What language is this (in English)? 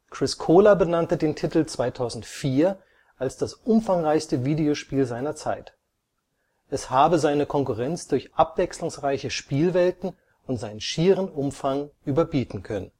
German